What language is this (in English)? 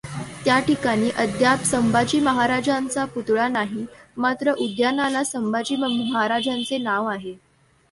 Marathi